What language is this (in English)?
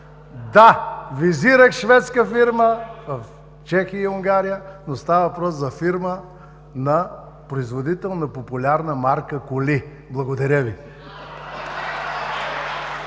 Bulgarian